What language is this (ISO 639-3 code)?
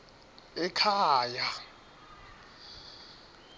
ssw